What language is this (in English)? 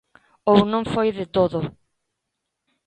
Galician